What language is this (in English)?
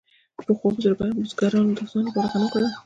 Pashto